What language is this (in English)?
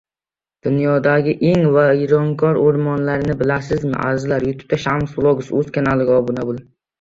Uzbek